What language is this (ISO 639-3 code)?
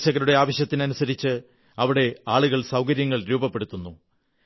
mal